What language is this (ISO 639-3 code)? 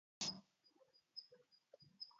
ara